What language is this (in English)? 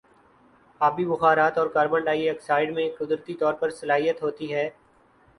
Urdu